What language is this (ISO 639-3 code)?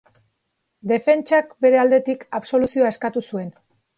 eus